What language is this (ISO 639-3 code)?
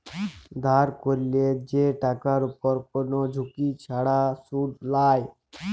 ben